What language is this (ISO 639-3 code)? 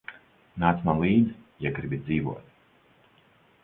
lav